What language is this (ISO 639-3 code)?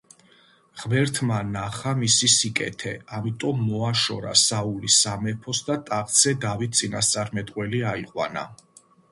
kat